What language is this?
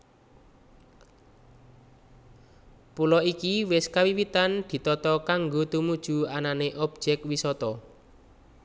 Javanese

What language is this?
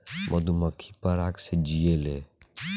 Bhojpuri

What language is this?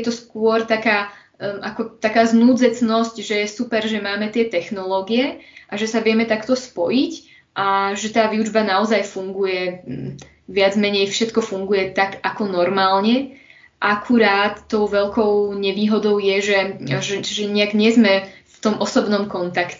Slovak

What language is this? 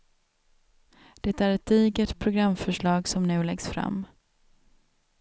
Swedish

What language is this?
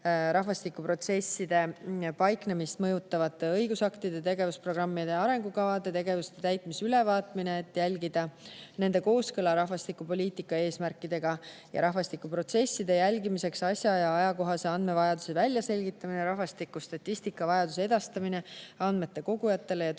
Estonian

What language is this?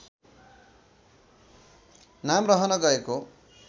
Nepali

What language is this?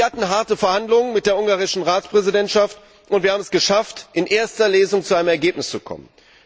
German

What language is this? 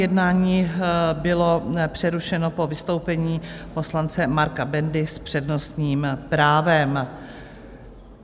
Czech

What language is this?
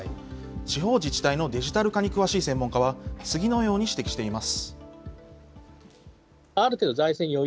Japanese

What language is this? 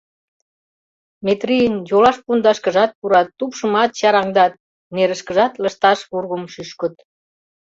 Mari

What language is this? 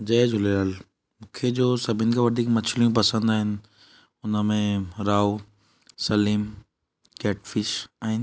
Sindhi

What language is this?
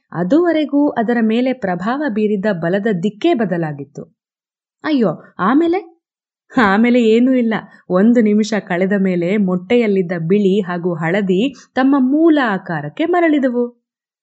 Kannada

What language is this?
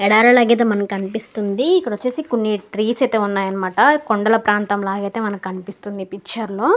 Telugu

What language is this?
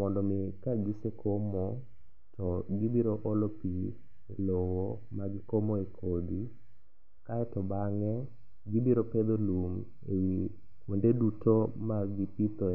Luo (Kenya and Tanzania)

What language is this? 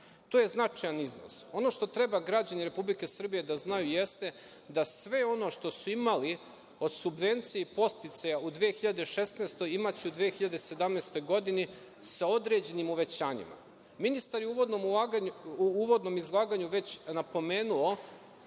Serbian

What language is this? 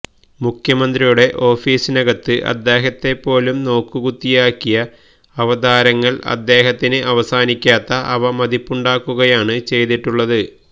Malayalam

